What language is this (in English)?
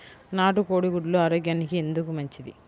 Telugu